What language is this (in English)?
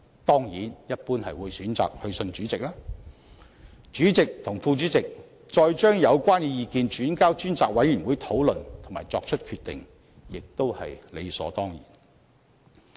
Cantonese